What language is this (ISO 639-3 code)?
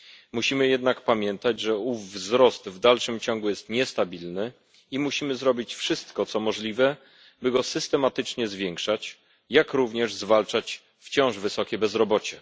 pol